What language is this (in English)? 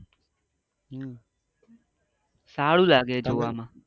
Gujarati